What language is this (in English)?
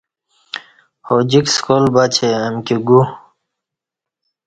Kati